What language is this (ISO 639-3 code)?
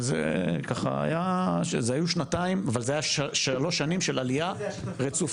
heb